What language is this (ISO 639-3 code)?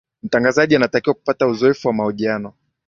swa